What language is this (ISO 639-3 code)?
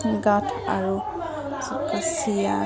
asm